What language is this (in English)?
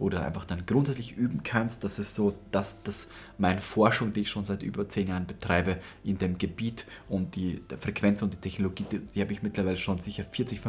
German